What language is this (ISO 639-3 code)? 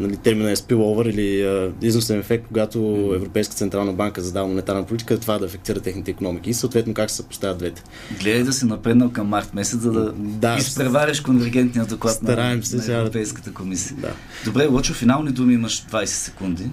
bul